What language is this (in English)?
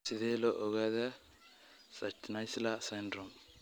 Somali